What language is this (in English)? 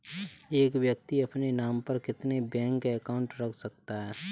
Hindi